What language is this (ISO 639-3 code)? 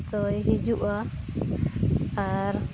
sat